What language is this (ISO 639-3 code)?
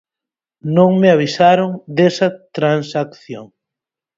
glg